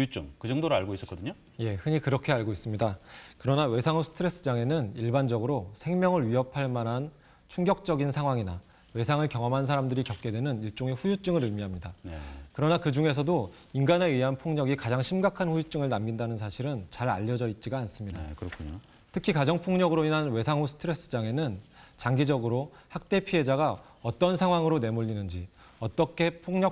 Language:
Korean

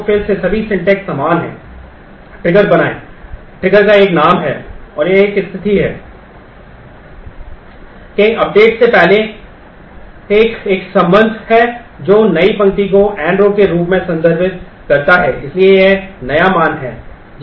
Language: Hindi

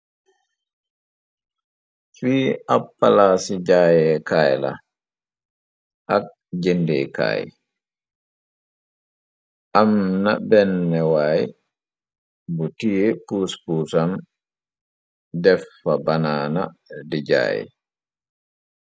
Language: Wolof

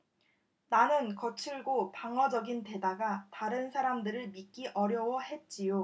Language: Korean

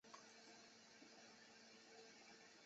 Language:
Chinese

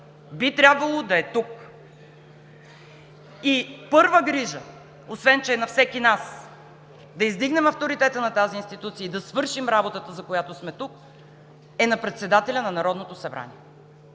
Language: Bulgarian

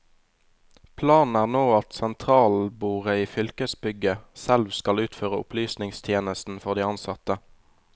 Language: Norwegian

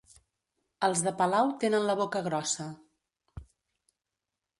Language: Catalan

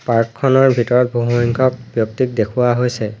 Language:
Assamese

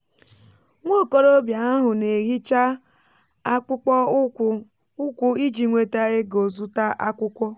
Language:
Igbo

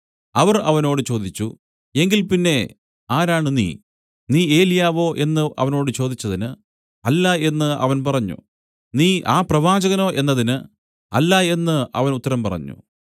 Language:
Malayalam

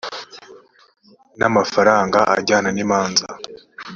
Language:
Kinyarwanda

